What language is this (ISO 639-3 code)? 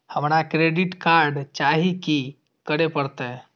mai